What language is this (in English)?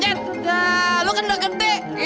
Indonesian